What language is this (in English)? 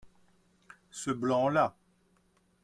French